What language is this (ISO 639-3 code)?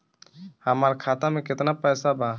bho